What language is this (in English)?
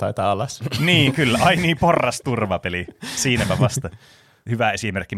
Finnish